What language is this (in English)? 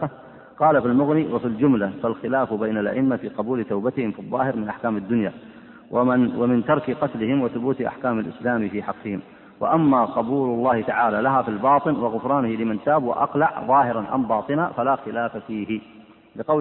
Arabic